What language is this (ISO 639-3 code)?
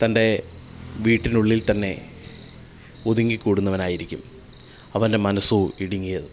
mal